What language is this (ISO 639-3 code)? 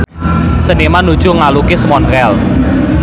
sun